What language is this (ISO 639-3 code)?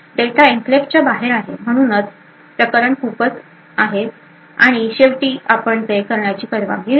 mar